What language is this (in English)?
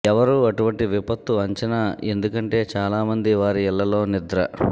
Telugu